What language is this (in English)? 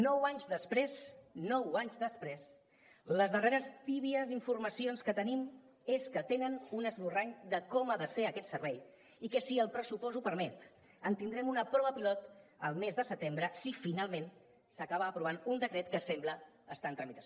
Catalan